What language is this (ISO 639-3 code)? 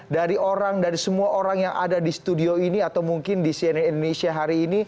ind